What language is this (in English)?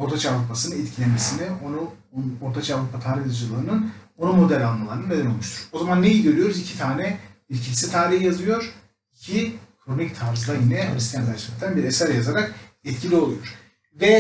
Turkish